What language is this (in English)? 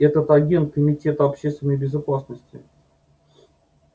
Russian